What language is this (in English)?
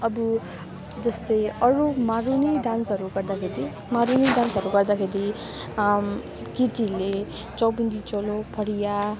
Nepali